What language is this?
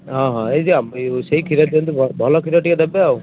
Odia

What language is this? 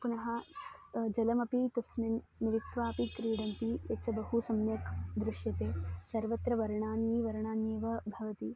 Sanskrit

